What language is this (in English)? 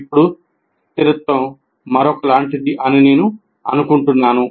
Telugu